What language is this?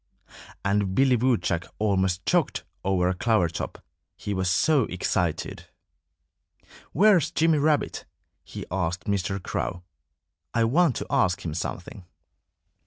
English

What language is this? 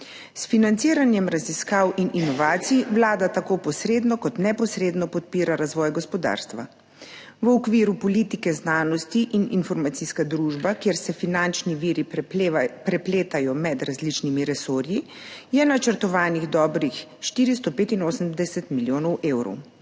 Slovenian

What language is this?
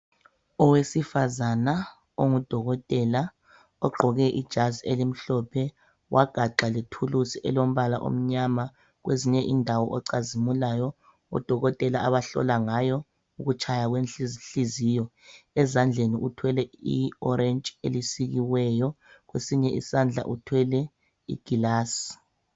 North Ndebele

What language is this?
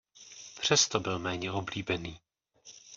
Czech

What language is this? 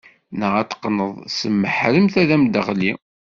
Kabyle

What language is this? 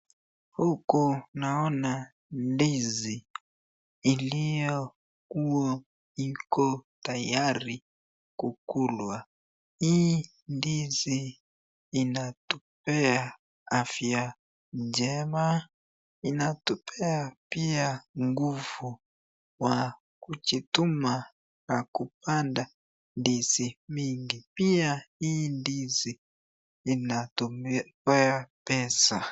Swahili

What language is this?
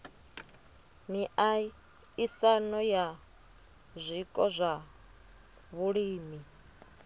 Venda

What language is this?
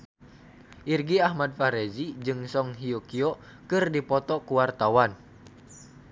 Sundanese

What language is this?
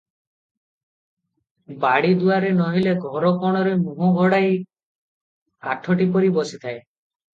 Odia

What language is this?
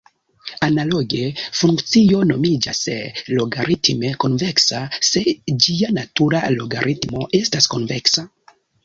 Esperanto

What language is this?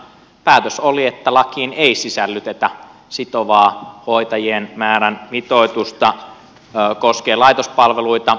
Finnish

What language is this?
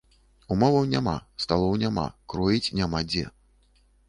Belarusian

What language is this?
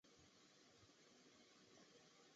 Chinese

